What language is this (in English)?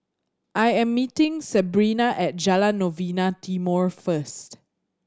English